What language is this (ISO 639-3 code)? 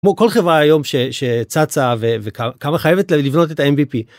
heb